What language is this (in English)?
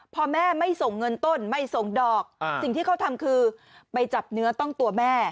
Thai